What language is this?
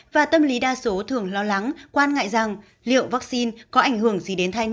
Vietnamese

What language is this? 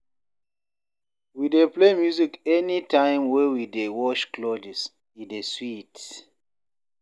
Nigerian Pidgin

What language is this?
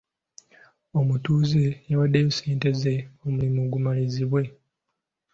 Ganda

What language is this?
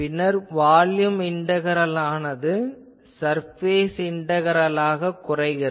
Tamil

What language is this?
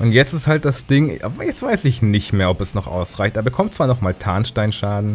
German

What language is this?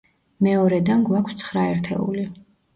Georgian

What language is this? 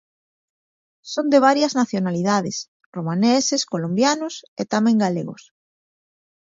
Galician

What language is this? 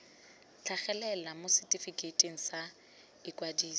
Tswana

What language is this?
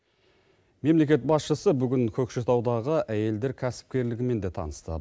Kazakh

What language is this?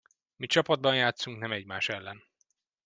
Hungarian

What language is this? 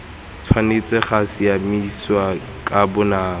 Tswana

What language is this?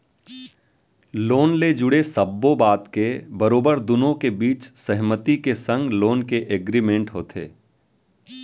Chhattisgarhi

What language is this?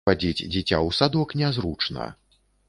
Belarusian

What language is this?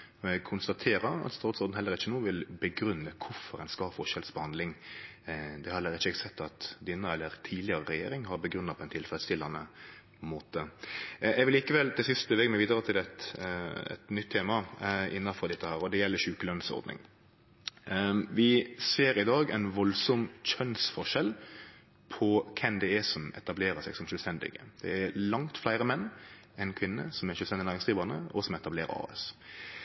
Norwegian Nynorsk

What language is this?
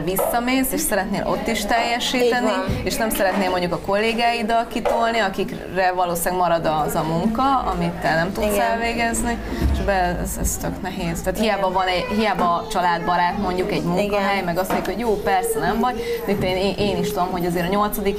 Hungarian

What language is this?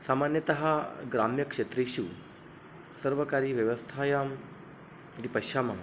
Sanskrit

